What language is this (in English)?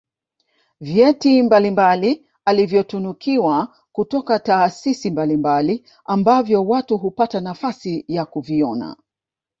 Swahili